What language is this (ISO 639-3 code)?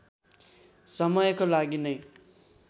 nep